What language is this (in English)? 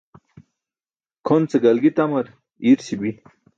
Burushaski